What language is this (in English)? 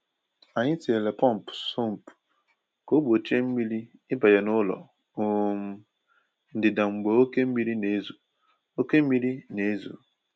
Igbo